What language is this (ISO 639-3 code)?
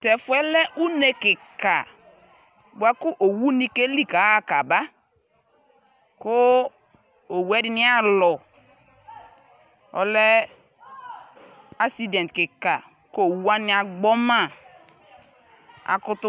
kpo